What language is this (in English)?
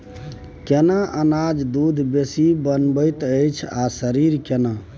Maithili